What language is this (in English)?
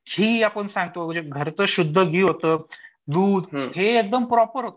Marathi